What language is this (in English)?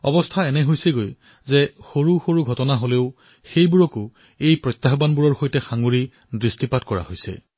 Assamese